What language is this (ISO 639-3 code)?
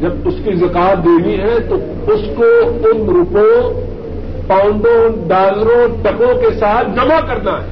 urd